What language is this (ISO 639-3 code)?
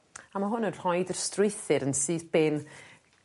cym